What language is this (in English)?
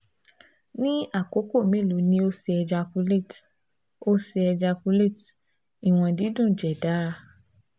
Yoruba